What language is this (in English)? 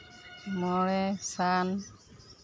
Santali